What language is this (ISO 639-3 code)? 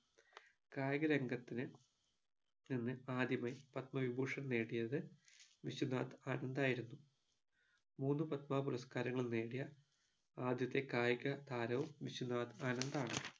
mal